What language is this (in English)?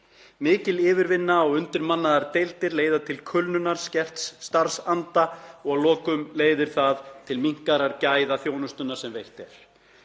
Icelandic